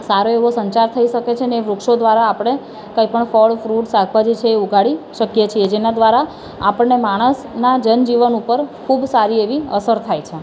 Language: Gujarati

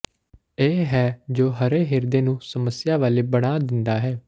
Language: Punjabi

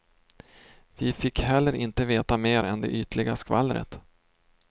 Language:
Swedish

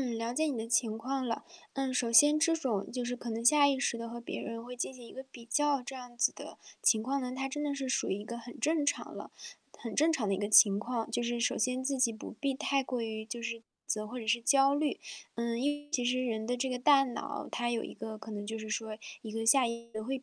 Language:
Chinese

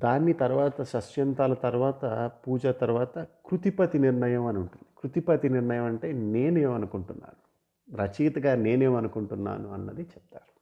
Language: Telugu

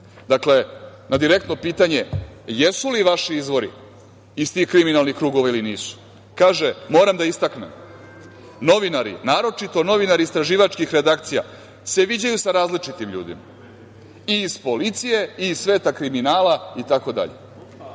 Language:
Serbian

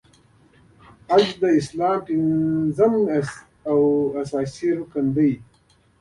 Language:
Pashto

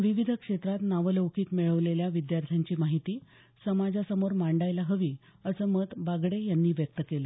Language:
Marathi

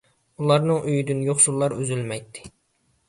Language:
Uyghur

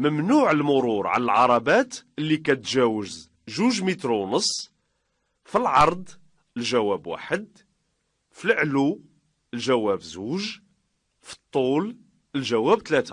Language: Arabic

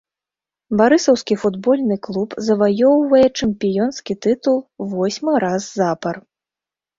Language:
Belarusian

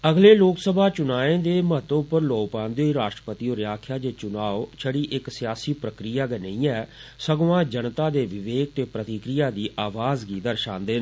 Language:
Dogri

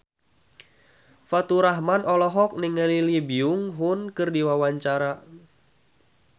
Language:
Sundanese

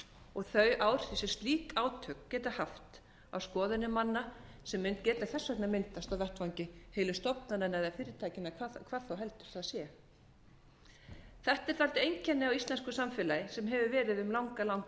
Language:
Icelandic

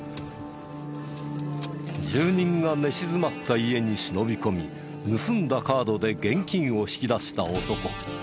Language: Japanese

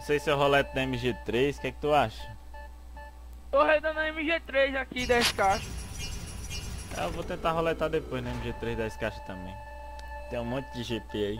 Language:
Portuguese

